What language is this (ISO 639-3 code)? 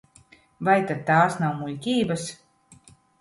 lav